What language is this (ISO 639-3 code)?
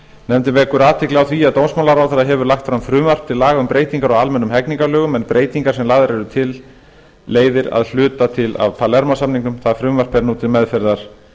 isl